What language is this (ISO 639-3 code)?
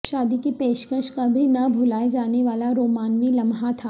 urd